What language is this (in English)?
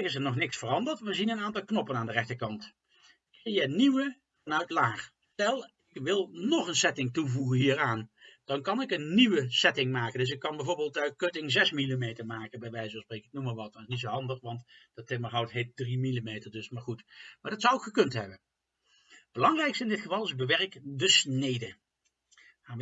Dutch